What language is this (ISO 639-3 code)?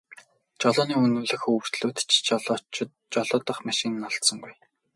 mon